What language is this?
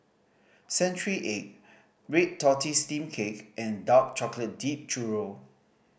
English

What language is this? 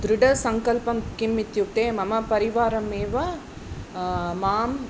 Sanskrit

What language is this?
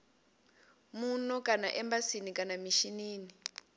Venda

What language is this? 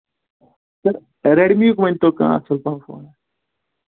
Kashmiri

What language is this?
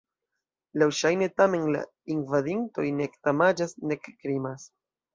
Esperanto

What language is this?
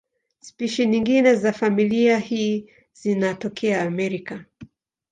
Swahili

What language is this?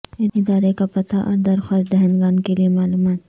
Urdu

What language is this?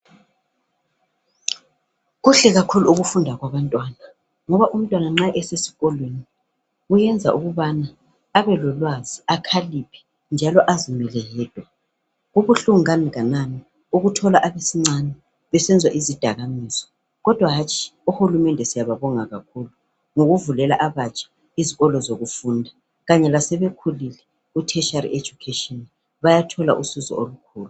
North Ndebele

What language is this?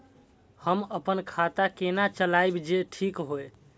Maithili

